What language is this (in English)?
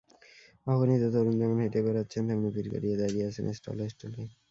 Bangla